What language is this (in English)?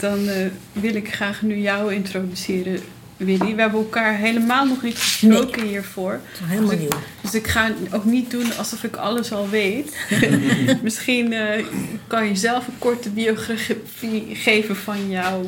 Dutch